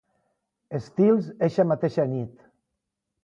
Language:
Catalan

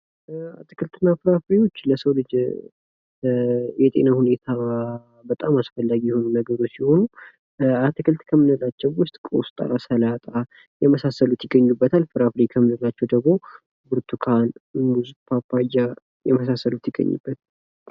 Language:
Amharic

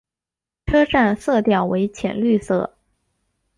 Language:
Chinese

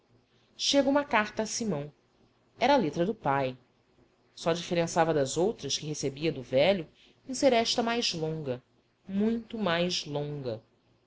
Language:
Portuguese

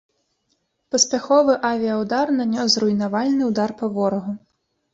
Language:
Belarusian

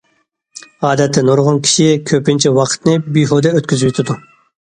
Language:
Uyghur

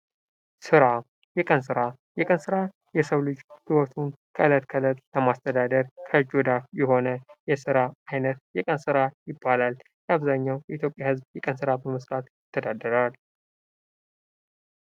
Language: Amharic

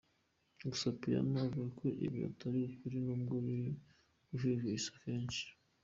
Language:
Kinyarwanda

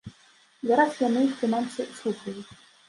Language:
Belarusian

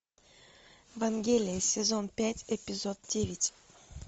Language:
Russian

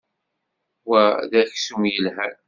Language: Kabyle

